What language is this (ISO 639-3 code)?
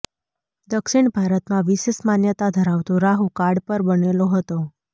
guj